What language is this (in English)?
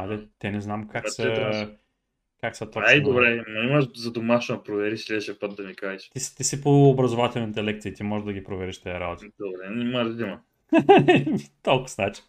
Bulgarian